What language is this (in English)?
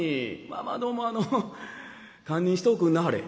Japanese